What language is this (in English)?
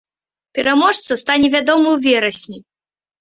Belarusian